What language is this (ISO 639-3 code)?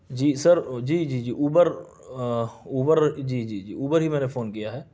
urd